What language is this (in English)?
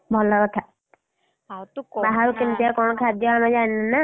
Odia